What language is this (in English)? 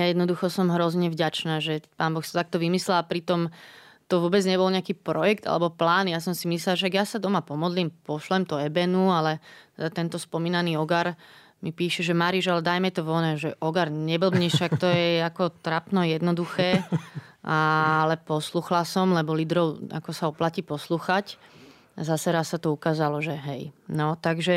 Slovak